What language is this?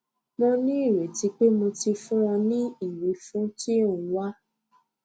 Yoruba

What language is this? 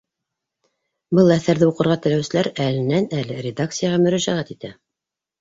Bashkir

